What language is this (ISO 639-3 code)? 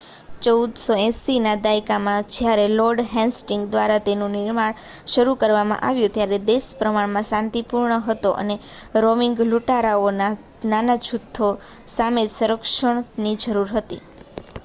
guj